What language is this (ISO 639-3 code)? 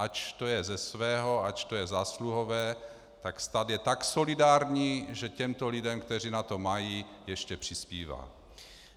ces